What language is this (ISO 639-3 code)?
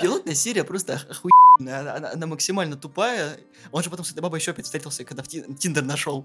rus